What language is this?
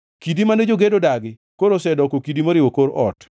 Luo (Kenya and Tanzania)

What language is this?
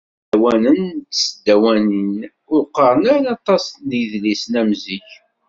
Kabyle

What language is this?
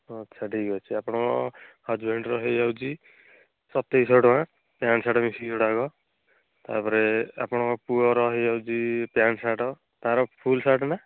Odia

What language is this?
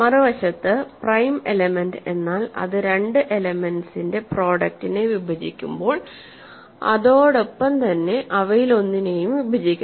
Malayalam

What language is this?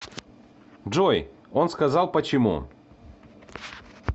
Russian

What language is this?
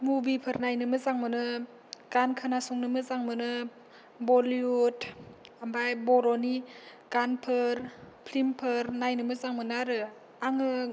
Bodo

